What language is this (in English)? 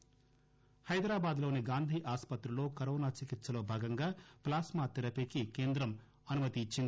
Telugu